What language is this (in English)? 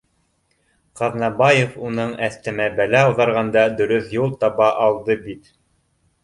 Bashkir